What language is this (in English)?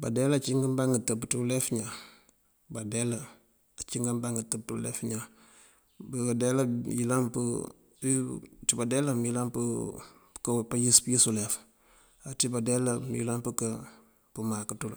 Mandjak